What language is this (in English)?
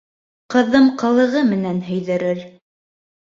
Bashkir